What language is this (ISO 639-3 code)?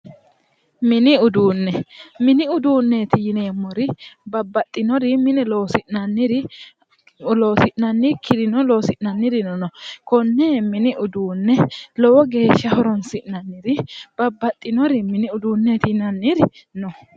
sid